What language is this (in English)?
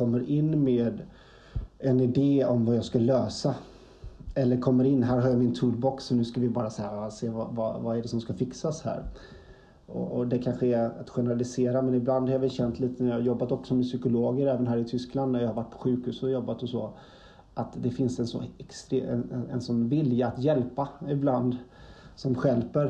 Swedish